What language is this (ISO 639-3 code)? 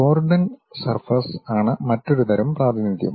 mal